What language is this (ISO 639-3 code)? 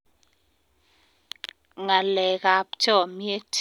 kln